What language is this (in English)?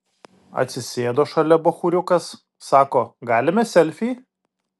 Lithuanian